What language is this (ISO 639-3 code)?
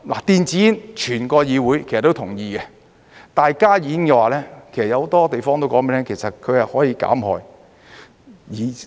yue